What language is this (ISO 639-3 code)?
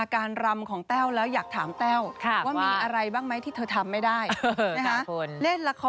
tha